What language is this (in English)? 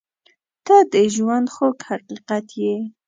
Pashto